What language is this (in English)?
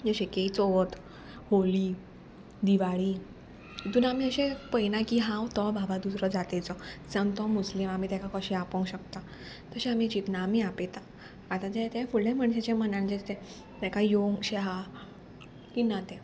Konkani